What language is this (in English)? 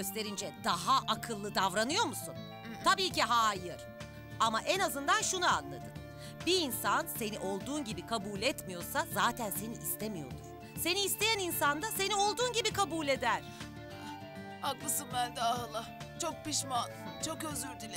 Turkish